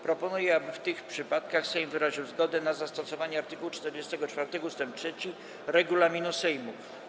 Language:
Polish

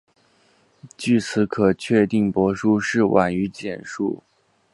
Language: Chinese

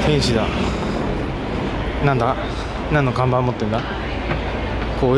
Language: Japanese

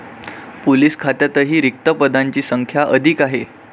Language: Marathi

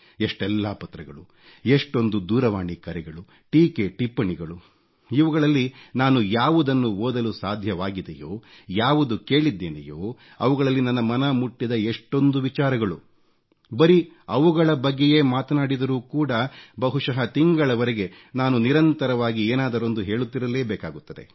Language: Kannada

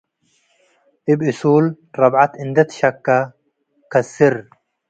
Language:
Tigre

